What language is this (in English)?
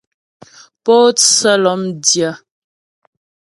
Ghomala